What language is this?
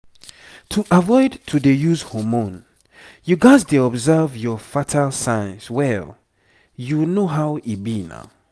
Nigerian Pidgin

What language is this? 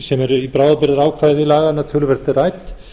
Icelandic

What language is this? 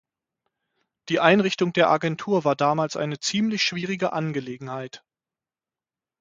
German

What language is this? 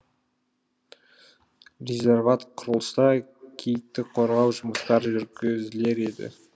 Kazakh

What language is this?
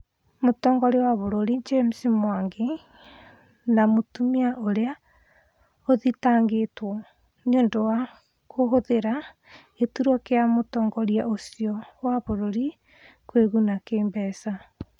Kikuyu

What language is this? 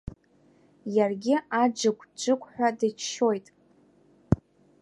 Abkhazian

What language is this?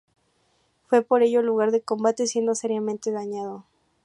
Spanish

